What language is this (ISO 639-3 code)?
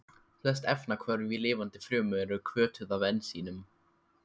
isl